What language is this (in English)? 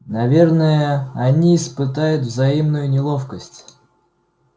Russian